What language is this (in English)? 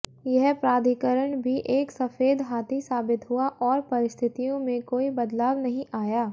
Hindi